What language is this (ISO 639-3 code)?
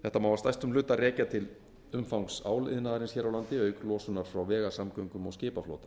isl